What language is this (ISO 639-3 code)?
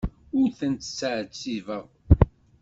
kab